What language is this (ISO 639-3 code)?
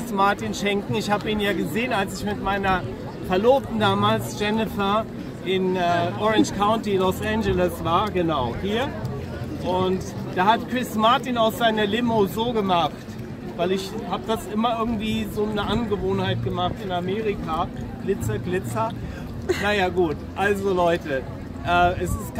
deu